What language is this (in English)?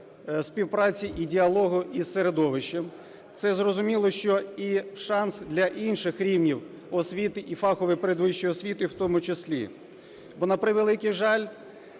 Ukrainian